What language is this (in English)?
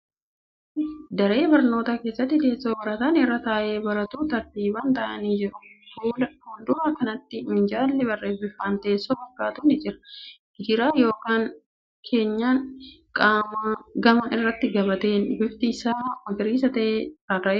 Oromo